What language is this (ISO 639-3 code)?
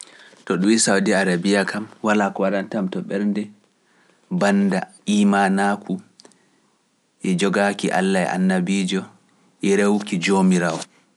fuf